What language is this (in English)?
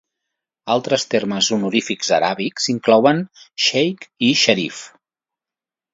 Catalan